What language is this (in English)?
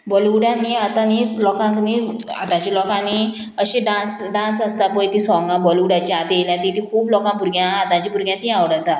Konkani